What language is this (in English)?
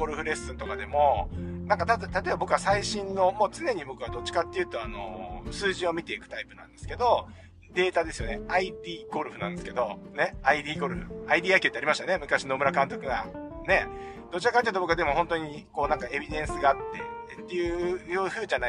Japanese